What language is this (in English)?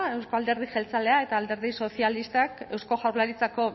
Basque